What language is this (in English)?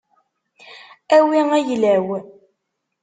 Kabyle